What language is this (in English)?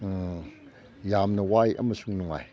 Manipuri